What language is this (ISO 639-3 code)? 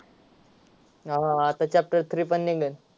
mar